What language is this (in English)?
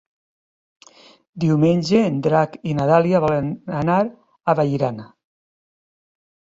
Catalan